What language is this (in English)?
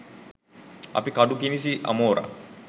Sinhala